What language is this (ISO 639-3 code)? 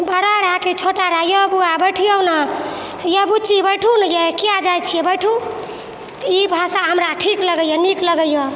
mai